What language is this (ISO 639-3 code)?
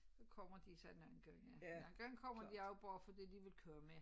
dan